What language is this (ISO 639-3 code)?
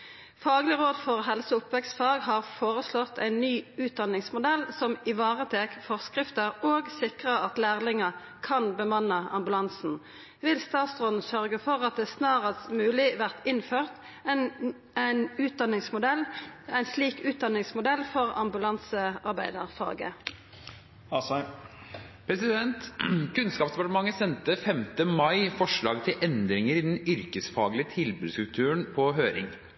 nor